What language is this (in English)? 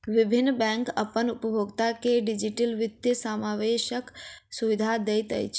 Maithili